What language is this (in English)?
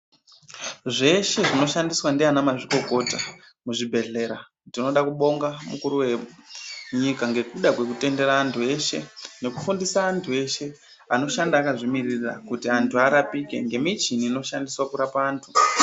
Ndau